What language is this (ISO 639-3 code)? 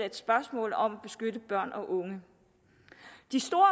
dan